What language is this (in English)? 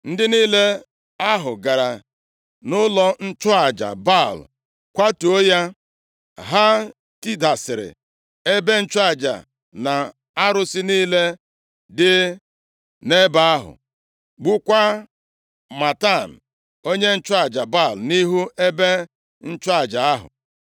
Igbo